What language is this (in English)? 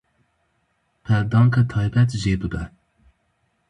Kurdish